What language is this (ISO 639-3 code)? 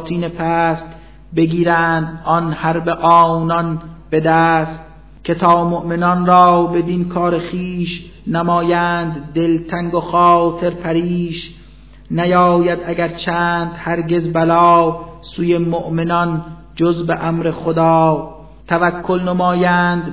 fas